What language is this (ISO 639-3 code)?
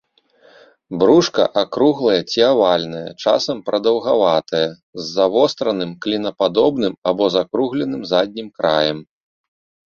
bel